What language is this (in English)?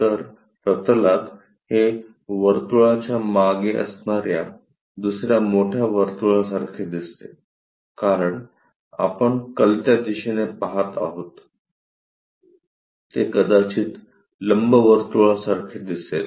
Marathi